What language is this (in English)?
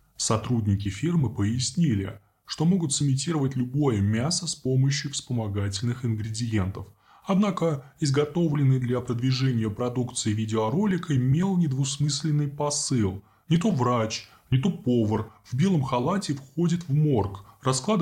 Russian